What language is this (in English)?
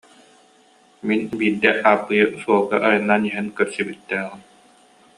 Yakut